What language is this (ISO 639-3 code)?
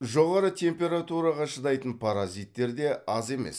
kaz